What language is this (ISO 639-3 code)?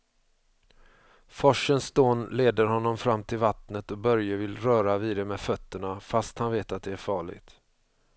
swe